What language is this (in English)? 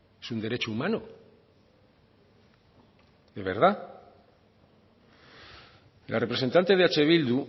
Spanish